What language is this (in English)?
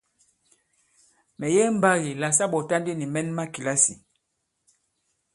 Bankon